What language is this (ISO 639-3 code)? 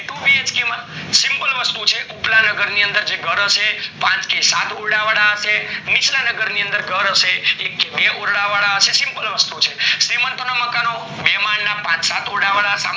guj